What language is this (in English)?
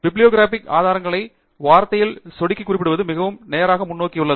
Tamil